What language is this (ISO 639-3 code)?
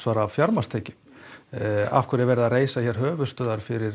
isl